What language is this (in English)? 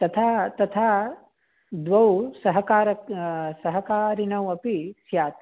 Sanskrit